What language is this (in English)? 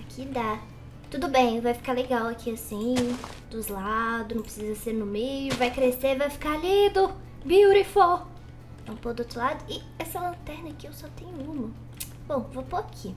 Portuguese